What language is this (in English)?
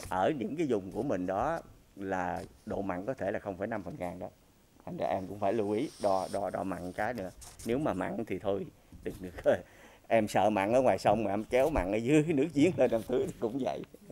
Vietnamese